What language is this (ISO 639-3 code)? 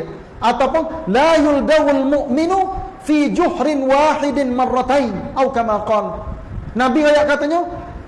msa